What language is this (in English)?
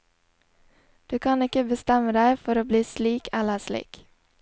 Norwegian